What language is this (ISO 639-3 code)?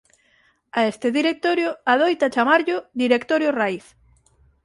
glg